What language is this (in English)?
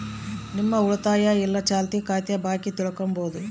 Kannada